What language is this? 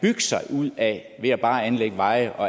Danish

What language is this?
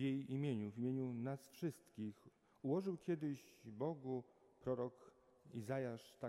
Polish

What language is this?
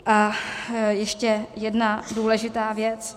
Czech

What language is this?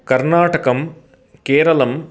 Sanskrit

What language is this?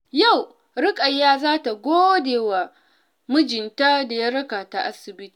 Hausa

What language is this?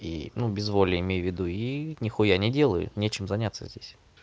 Russian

